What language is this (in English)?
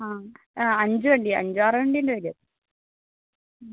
Malayalam